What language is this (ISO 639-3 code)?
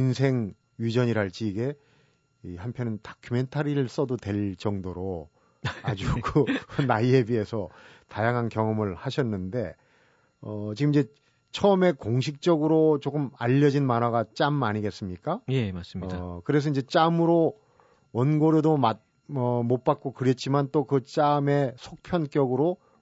kor